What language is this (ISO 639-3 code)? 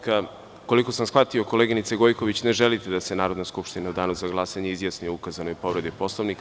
srp